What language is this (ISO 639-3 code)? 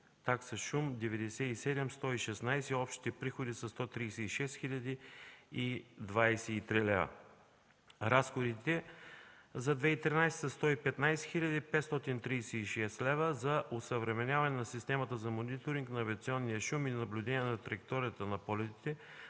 bul